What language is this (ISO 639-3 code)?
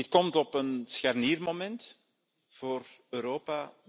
nld